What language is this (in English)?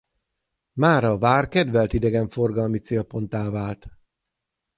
Hungarian